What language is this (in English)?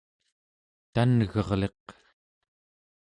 Central Yupik